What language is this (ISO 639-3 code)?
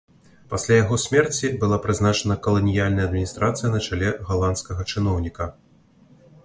bel